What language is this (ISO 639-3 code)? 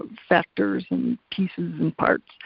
eng